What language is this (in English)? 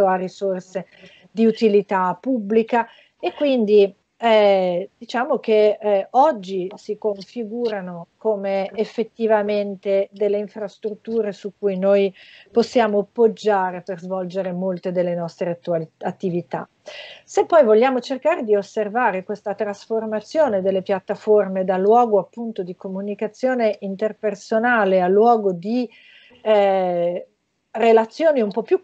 Italian